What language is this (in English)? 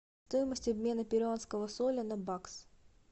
Russian